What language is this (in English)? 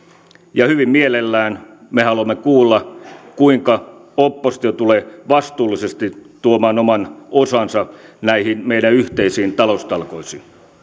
Finnish